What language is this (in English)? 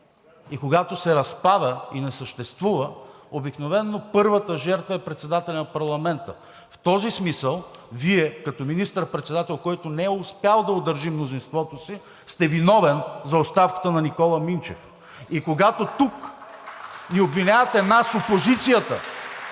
Bulgarian